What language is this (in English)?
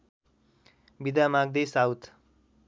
Nepali